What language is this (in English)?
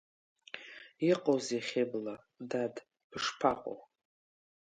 Abkhazian